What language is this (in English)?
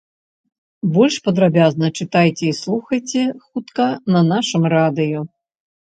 Belarusian